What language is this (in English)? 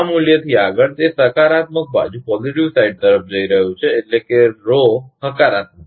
Gujarati